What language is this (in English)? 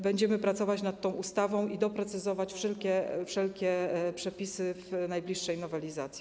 Polish